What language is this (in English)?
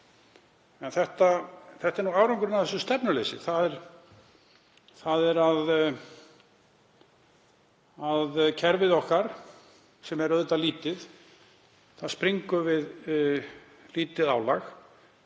Icelandic